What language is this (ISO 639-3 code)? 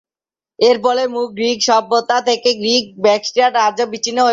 ben